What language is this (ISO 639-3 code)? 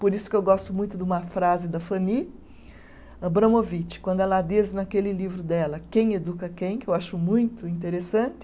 por